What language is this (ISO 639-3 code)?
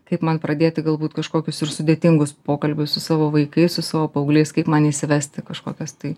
lit